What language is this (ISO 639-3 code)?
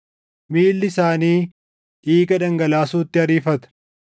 orm